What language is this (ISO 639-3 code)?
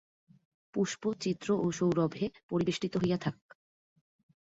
ben